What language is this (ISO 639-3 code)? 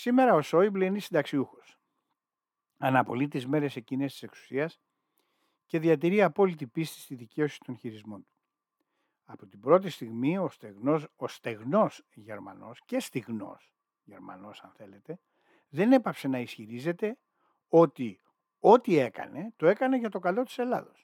ell